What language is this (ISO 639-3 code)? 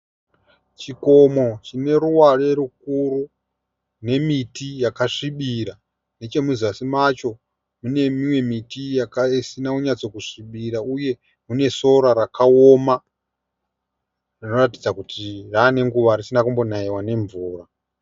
sna